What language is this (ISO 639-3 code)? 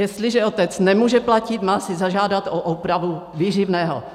ces